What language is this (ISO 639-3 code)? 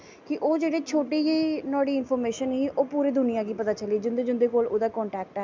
doi